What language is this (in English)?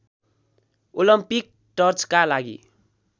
Nepali